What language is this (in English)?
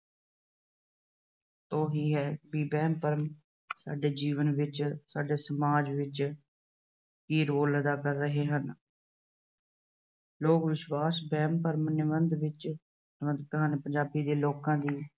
Punjabi